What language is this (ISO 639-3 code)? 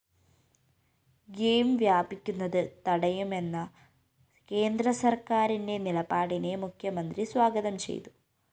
mal